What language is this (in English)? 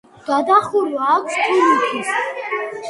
Georgian